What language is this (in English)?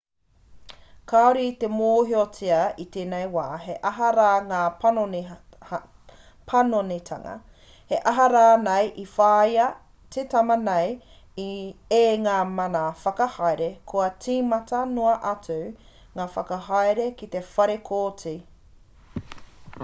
Māori